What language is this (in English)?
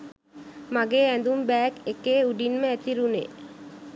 Sinhala